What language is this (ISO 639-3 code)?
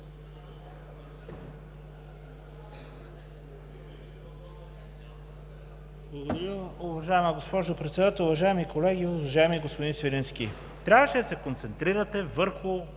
bul